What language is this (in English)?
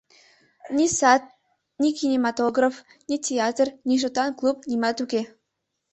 Mari